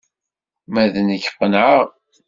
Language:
Kabyle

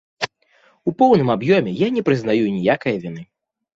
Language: Belarusian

